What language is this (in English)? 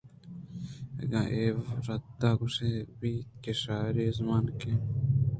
Eastern Balochi